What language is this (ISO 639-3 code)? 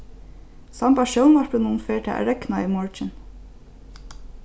fao